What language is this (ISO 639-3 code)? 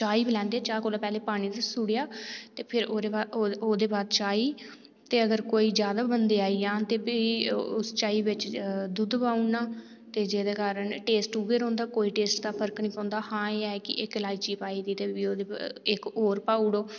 doi